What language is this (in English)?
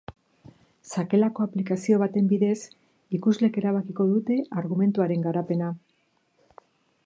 Basque